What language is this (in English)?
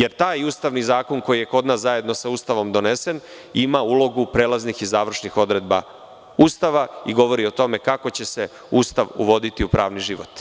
Serbian